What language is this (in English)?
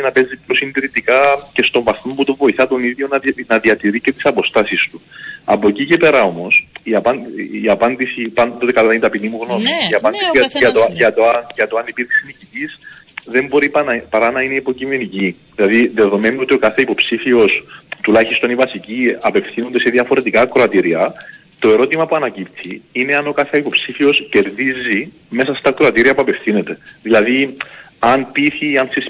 Greek